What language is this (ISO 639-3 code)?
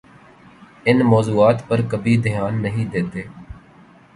urd